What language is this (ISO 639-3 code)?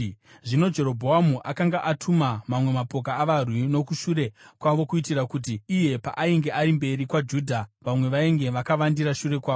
sna